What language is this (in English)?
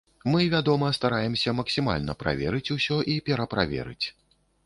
Belarusian